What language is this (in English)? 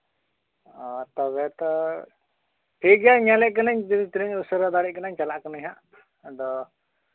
Santali